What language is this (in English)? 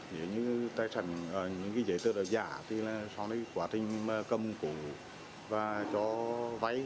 Vietnamese